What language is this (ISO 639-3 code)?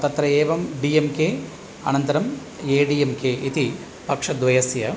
san